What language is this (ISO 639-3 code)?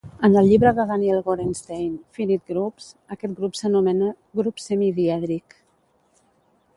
cat